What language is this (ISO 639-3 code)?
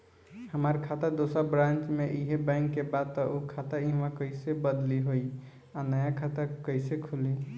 bho